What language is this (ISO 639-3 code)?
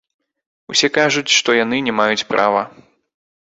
bel